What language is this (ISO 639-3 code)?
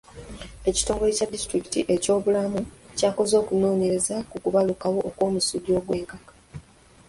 lug